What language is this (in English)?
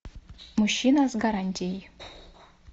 Russian